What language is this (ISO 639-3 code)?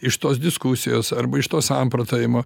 lit